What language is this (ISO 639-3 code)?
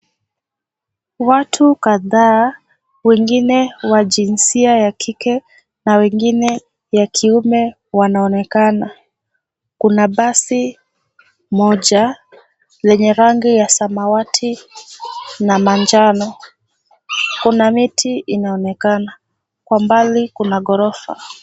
swa